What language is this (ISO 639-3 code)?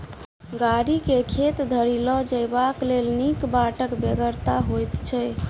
mai